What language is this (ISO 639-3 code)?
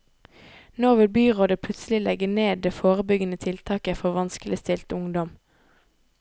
nor